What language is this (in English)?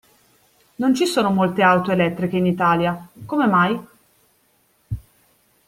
Italian